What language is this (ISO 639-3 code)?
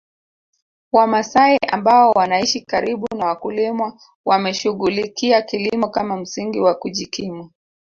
swa